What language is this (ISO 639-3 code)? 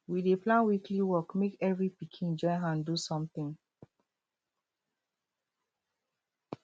pcm